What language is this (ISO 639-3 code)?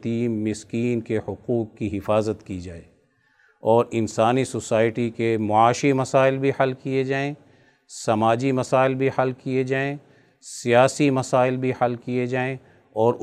urd